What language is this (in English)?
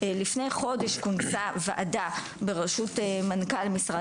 Hebrew